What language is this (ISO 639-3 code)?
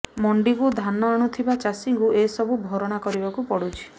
ori